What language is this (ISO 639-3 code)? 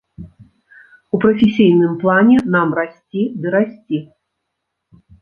bel